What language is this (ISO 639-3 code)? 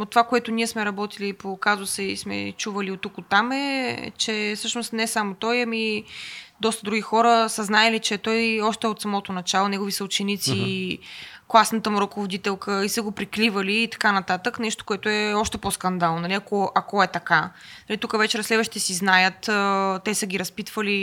bul